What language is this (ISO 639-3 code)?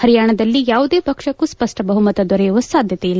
kan